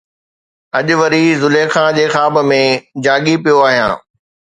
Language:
Sindhi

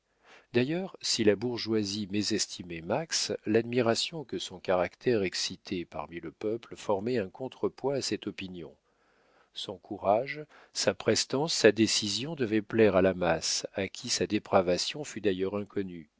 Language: French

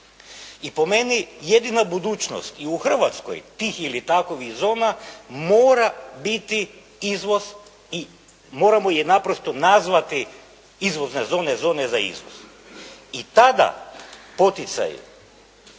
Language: Croatian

